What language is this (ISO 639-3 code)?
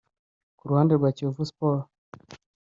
kin